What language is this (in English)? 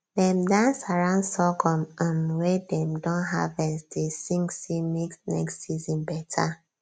Nigerian Pidgin